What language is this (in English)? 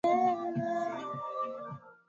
Swahili